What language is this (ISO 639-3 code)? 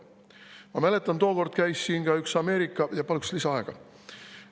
est